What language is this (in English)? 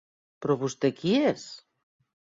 Catalan